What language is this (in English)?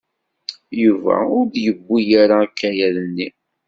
Kabyle